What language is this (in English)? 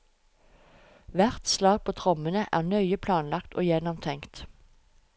Norwegian